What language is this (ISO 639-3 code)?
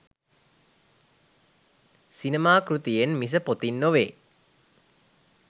sin